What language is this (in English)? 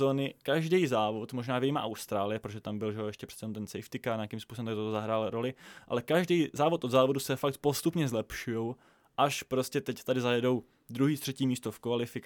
Czech